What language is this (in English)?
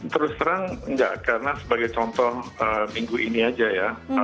Indonesian